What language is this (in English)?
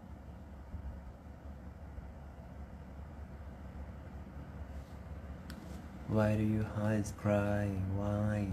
Thai